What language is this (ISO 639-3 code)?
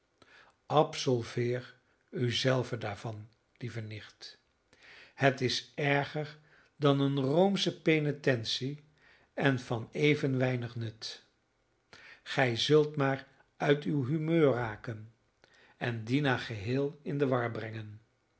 nld